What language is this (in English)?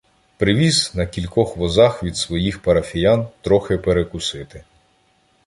Ukrainian